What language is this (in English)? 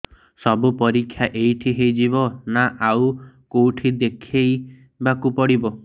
Odia